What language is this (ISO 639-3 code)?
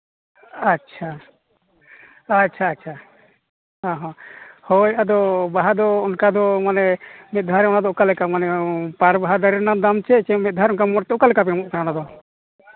sat